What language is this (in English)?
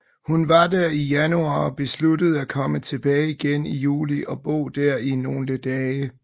Danish